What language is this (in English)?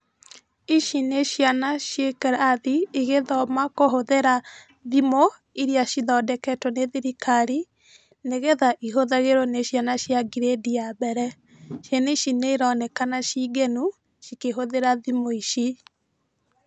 Kikuyu